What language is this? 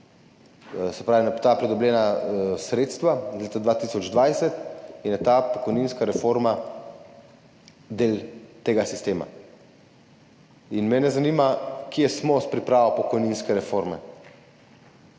Slovenian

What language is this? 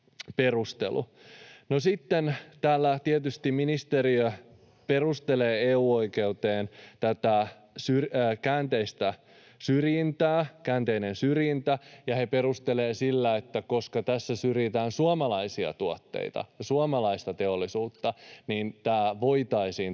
Finnish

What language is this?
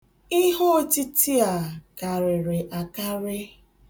Igbo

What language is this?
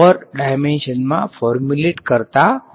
Gujarati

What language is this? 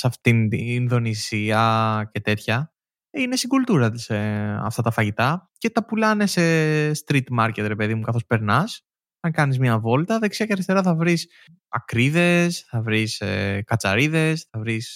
Greek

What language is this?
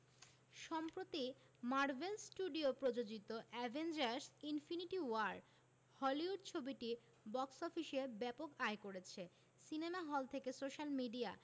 Bangla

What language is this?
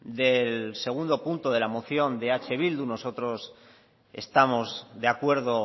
Spanish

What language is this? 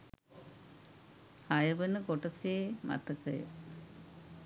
Sinhala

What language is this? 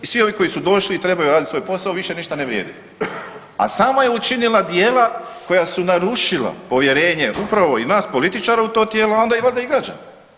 Croatian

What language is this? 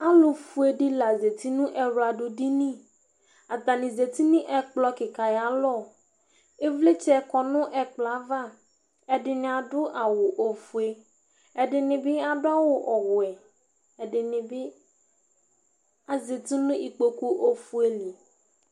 Ikposo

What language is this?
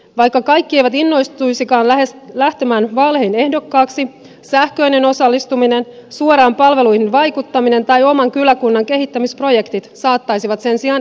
Finnish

